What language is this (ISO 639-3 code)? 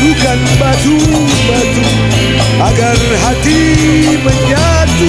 ind